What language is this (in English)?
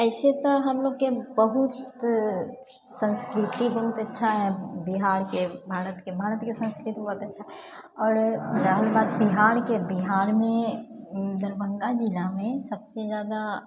Maithili